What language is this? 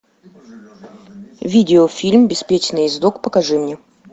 Russian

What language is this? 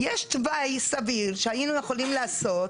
Hebrew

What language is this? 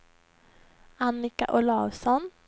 Swedish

